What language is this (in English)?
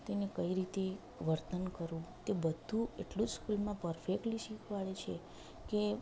Gujarati